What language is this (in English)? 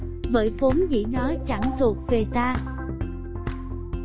Vietnamese